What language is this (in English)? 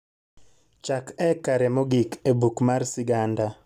Luo (Kenya and Tanzania)